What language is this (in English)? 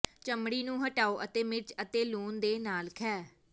Punjabi